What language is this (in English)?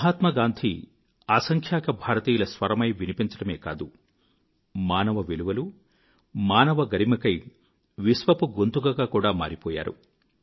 Telugu